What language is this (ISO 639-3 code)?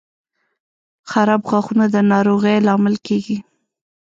pus